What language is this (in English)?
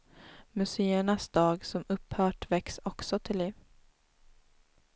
Swedish